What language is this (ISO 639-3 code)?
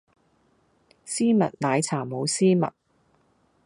yue